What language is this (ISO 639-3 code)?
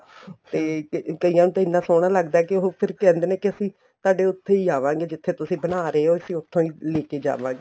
pan